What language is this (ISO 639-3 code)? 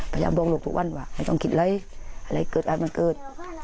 tha